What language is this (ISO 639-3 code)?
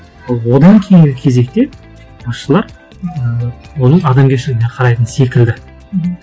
kaz